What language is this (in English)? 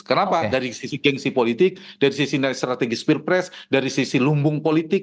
Indonesian